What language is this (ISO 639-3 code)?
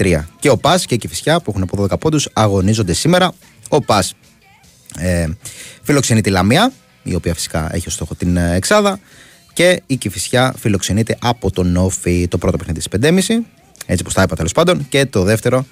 ell